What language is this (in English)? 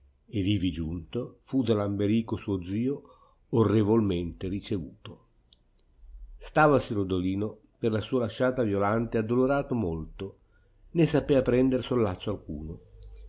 Italian